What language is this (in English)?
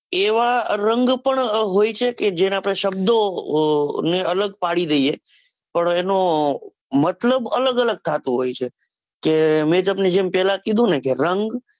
Gujarati